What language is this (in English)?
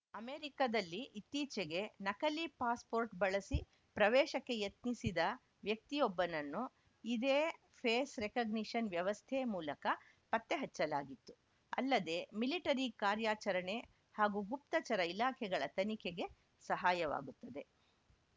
Kannada